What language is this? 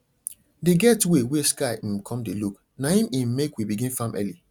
Nigerian Pidgin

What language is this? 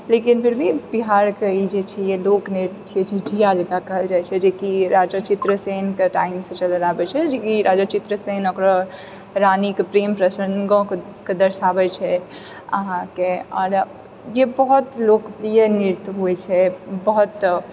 Maithili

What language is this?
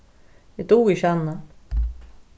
Faroese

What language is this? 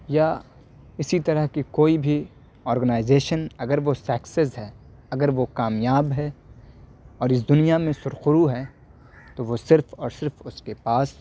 Urdu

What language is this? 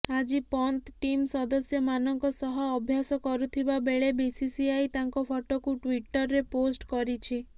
Odia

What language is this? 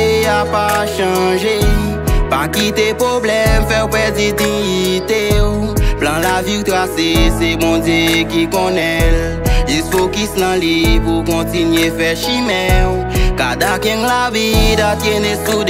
French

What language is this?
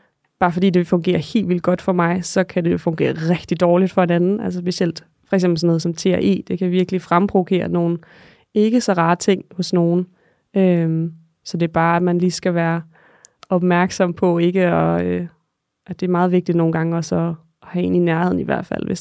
Danish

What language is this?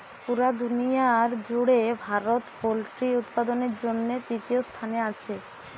Bangla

